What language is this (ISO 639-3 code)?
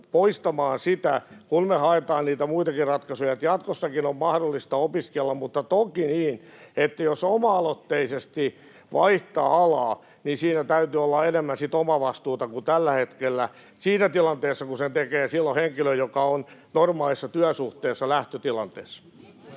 fin